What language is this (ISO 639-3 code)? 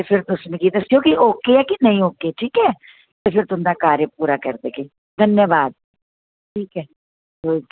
doi